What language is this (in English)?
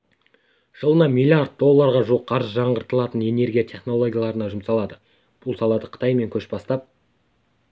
Kazakh